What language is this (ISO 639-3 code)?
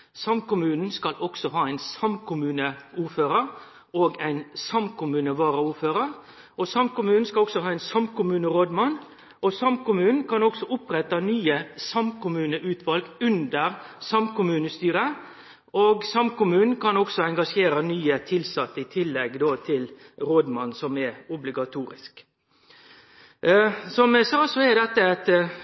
nno